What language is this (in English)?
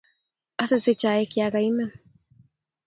Kalenjin